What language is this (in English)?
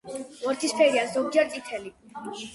Georgian